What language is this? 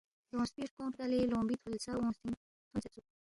Balti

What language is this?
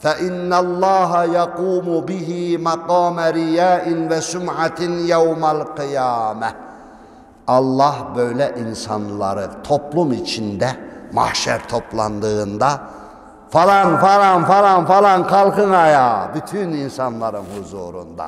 Turkish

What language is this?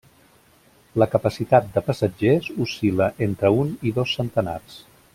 Catalan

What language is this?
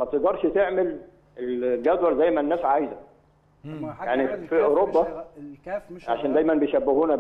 Arabic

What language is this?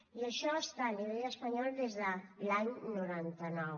Catalan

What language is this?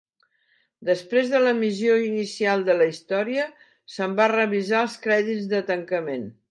Catalan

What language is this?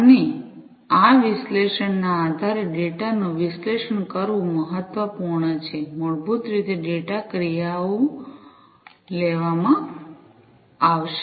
Gujarati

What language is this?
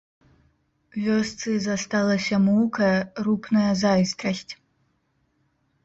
Belarusian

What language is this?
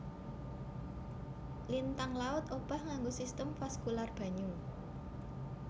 Javanese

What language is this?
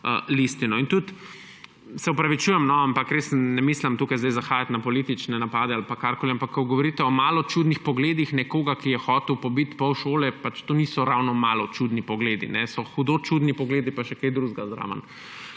Slovenian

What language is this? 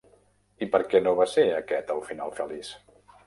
Catalan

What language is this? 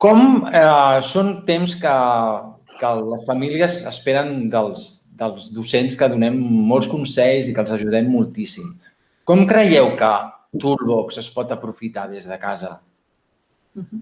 Catalan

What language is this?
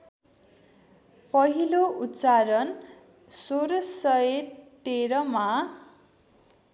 Nepali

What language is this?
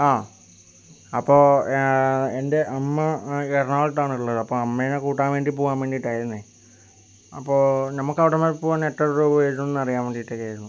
Malayalam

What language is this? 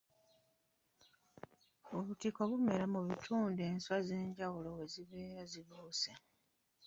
Ganda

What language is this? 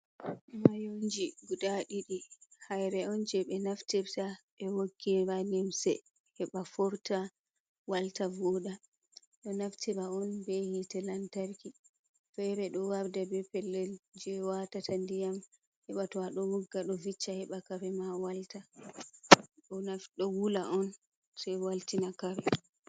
Fula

